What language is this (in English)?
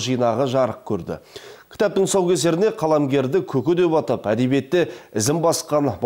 Russian